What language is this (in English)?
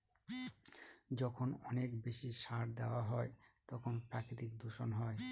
Bangla